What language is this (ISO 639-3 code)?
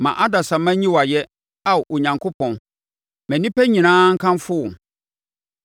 aka